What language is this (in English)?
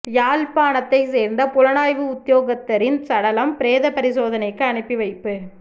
Tamil